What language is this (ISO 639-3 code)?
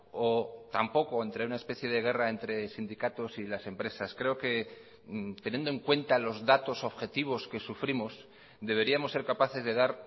spa